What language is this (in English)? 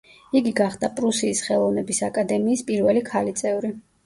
Georgian